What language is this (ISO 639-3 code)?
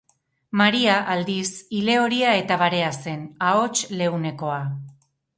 eus